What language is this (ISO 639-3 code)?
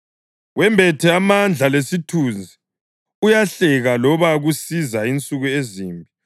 nde